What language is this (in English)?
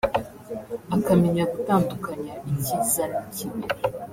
Kinyarwanda